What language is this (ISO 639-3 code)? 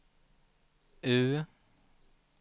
swe